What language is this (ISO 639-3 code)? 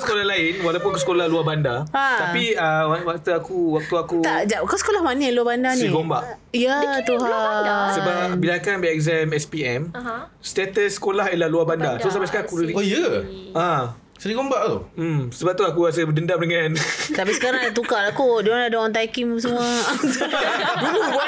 msa